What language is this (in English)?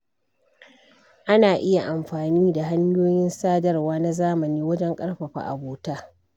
Hausa